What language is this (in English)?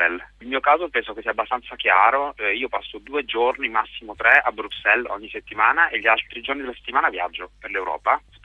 Italian